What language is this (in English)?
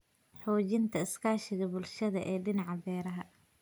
Somali